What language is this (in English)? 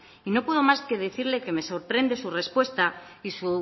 Spanish